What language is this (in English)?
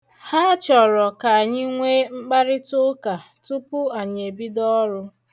Igbo